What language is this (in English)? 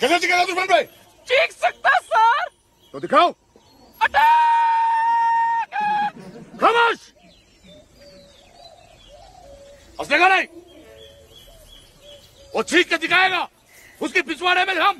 Hindi